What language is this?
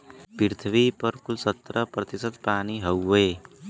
Bhojpuri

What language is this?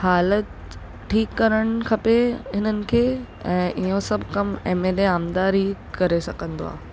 Sindhi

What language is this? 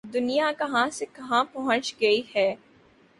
Urdu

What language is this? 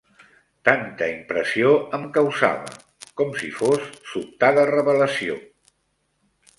Catalan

